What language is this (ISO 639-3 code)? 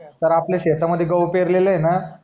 mar